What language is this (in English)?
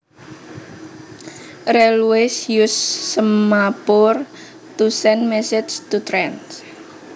Javanese